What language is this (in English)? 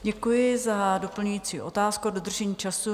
Czech